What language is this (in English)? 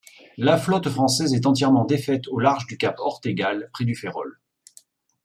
French